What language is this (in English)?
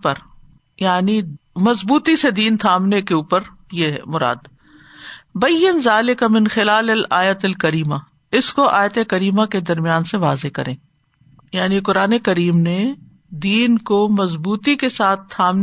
Urdu